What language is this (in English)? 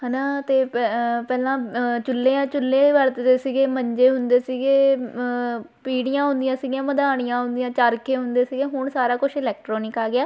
Punjabi